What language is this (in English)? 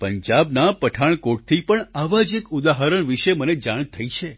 Gujarati